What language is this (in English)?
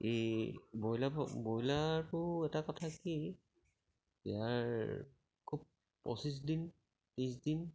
Assamese